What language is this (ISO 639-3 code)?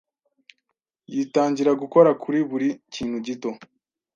kin